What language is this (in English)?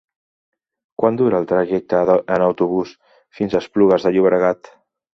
Catalan